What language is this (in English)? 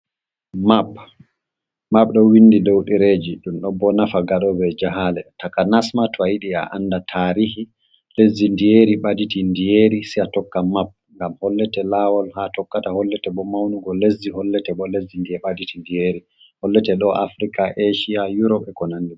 Fula